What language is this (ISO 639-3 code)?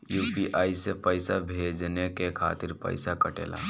bho